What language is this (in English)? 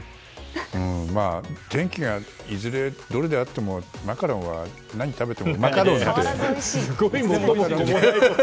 Japanese